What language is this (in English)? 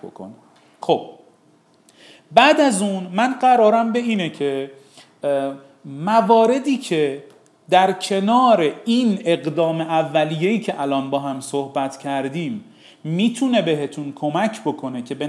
Persian